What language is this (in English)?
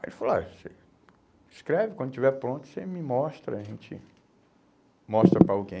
Portuguese